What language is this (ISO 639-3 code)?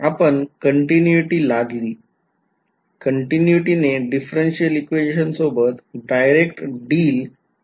mar